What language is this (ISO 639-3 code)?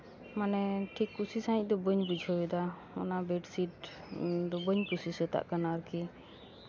sat